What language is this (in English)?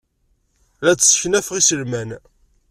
Kabyle